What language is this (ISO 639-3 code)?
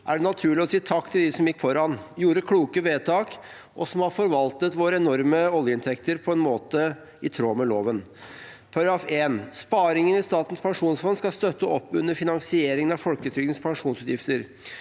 nor